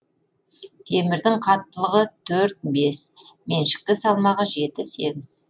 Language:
Kazakh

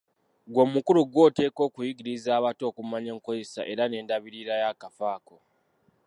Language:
Ganda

